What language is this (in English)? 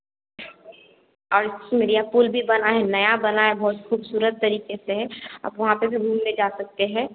Hindi